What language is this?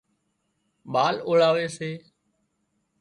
Wadiyara Koli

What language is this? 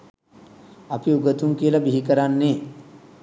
Sinhala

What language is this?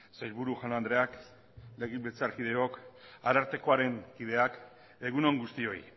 Basque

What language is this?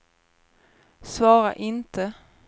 Swedish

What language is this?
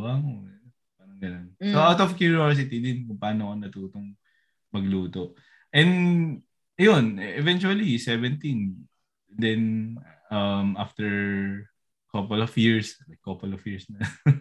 Filipino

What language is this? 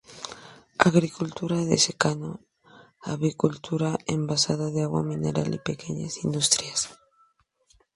Spanish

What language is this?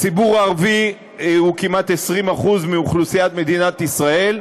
Hebrew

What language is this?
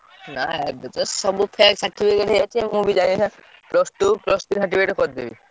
Odia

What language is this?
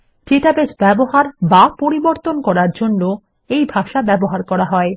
Bangla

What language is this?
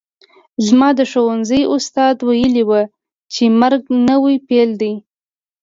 Pashto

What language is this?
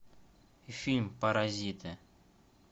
Russian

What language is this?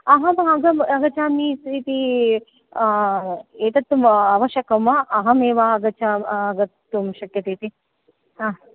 Sanskrit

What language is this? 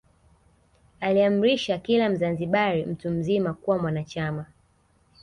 Swahili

